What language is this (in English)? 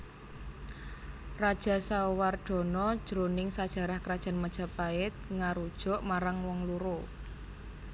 Javanese